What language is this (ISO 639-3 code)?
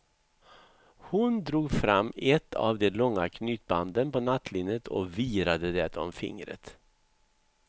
swe